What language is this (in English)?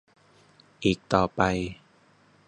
Thai